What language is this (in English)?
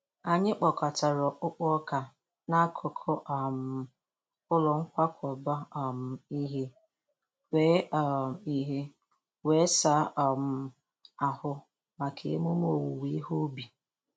Igbo